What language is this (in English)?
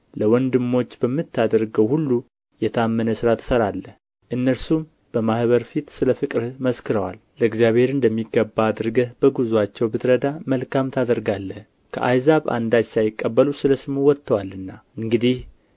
Amharic